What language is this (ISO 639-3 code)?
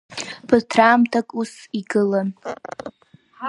abk